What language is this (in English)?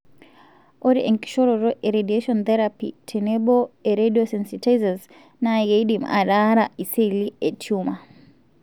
Masai